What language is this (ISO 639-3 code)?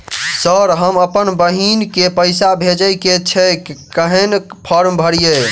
mai